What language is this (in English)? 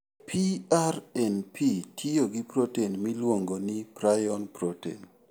Luo (Kenya and Tanzania)